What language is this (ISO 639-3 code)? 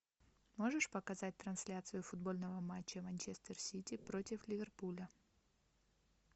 rus